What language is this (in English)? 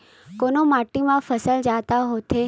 Chhattisgarhi